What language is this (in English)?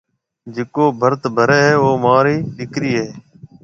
Marwari (Pakistan)